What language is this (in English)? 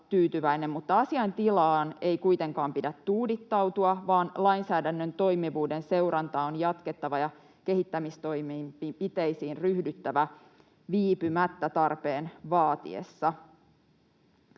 Finnish